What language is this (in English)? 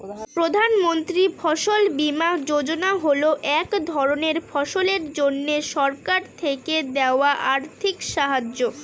Bangla